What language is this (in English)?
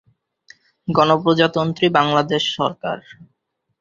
Bangla